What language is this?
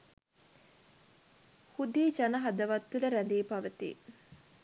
Sinhala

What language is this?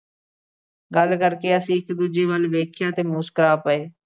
Punjabi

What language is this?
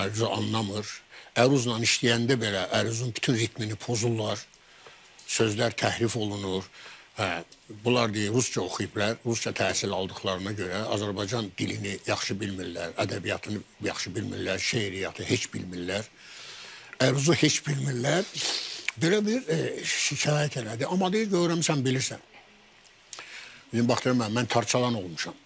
Turkish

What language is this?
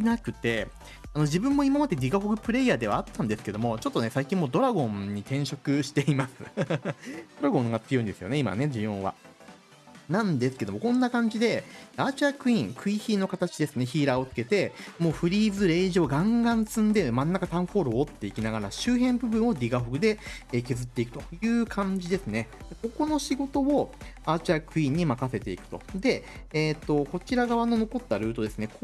Japanese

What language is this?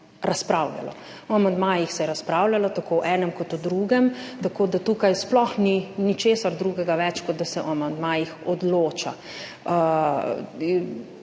Slovenian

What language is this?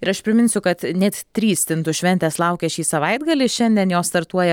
Lithuanian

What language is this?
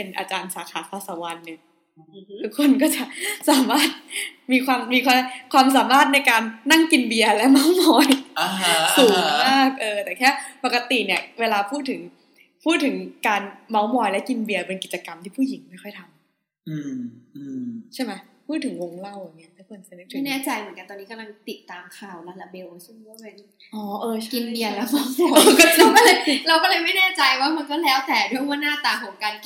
Thai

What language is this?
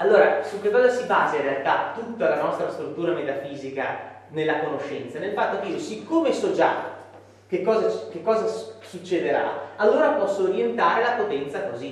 Italian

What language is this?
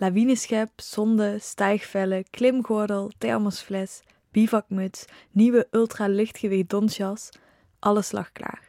Dutch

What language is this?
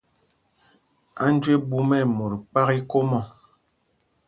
Mpumpong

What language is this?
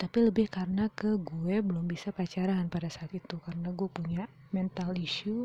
Indonesian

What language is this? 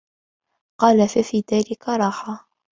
Arabic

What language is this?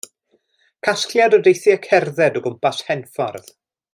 Welsh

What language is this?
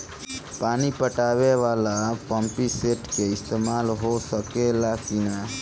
Bhojpuri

